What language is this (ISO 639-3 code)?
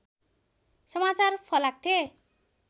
nep